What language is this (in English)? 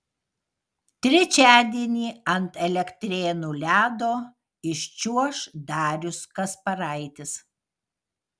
Lithuanian